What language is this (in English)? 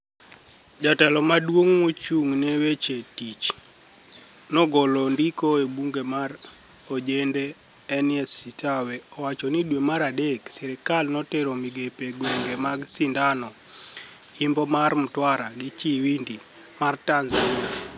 Luo (Kenya and Tanzania)